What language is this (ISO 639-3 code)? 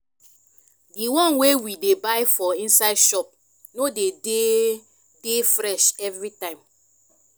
pcm